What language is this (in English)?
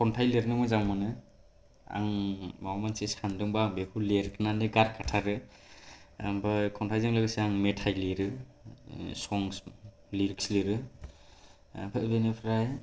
Bodo